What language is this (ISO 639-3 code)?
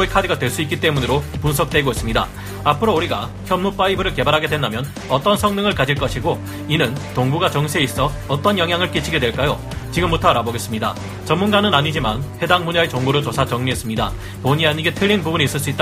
kor